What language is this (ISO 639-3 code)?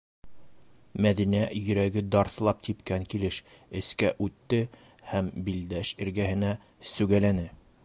bak